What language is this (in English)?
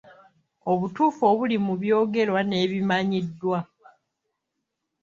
Ganda